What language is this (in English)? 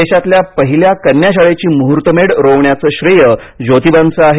Marathi